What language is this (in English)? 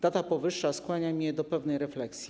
Polish